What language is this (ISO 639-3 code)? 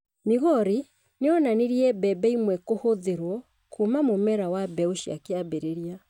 kik